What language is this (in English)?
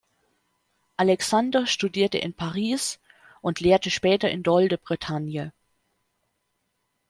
German